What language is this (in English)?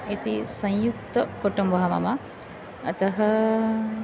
Sanskrit